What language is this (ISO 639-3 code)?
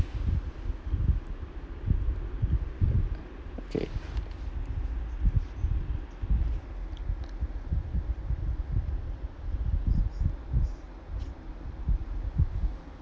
eng